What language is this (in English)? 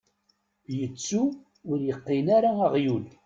Kabyle